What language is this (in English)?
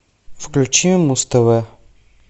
Russian